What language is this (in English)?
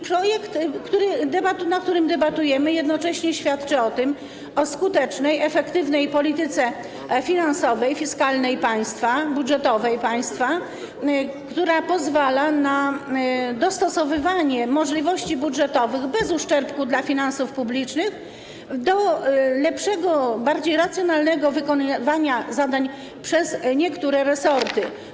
Polish